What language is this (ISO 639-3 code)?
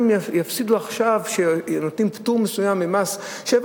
heb